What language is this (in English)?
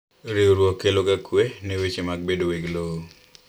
Luo (Kenya and Tanzania)